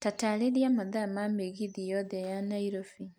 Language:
Kikuyu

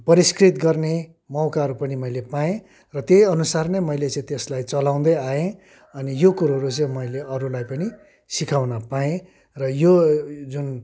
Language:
Nepali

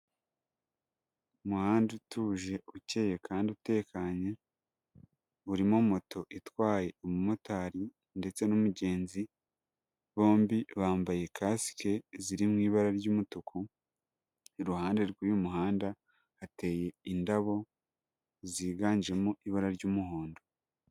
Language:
Kinyarwanda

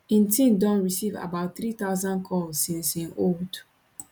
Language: Nigerian Pidgin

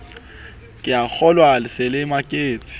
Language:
Southern Sotho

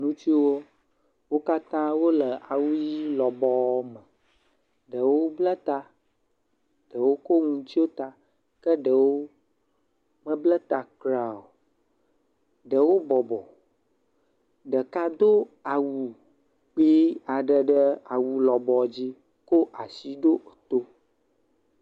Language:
Ewe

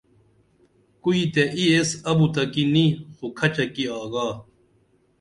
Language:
Dameli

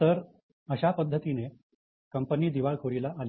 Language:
Marathi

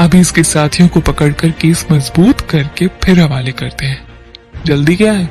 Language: Hindi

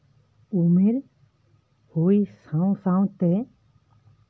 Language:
Santali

